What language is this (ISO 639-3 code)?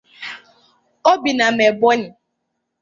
ibo